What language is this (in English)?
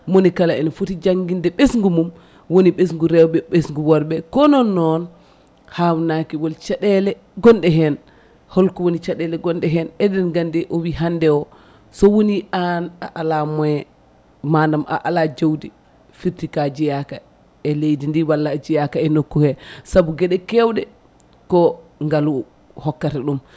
Fula